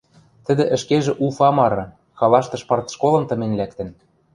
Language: Western Mari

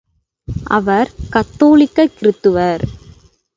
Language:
Tamil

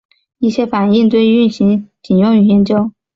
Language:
Chinese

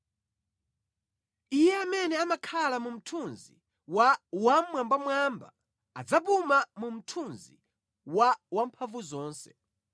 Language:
Nyanja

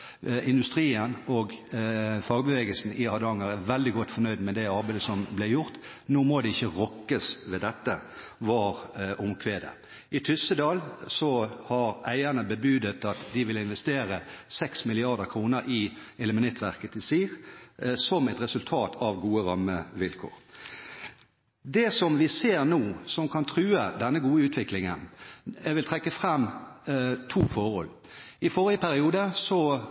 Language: Norwegian Bokmål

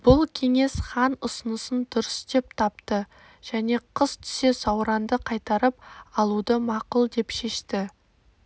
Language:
Kazakh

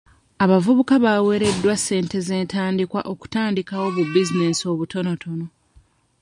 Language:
Ganda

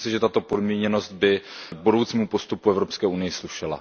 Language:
Czech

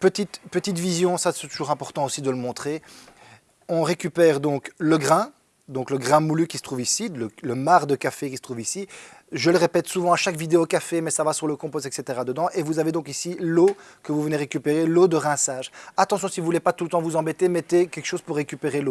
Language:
French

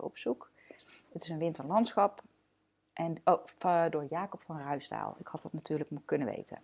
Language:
Dutch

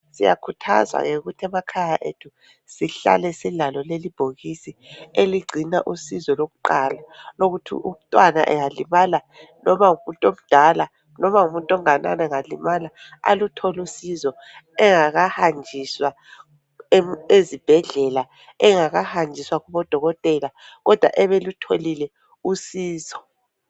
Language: North Ndebele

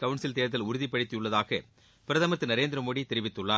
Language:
Tamil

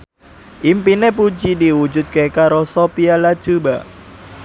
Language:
Javanese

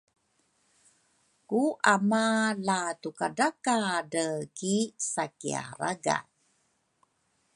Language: Rukai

